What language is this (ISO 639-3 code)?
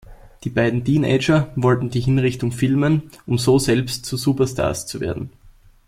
deu